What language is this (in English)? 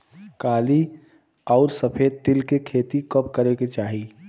Bhojpuri